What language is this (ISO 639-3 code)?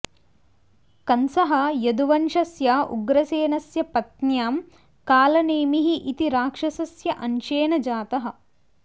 san